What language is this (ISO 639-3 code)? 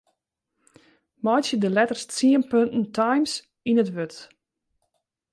fry